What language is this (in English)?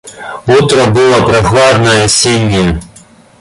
Russian